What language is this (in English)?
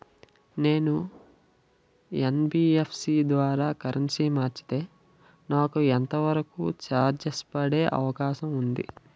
Telugu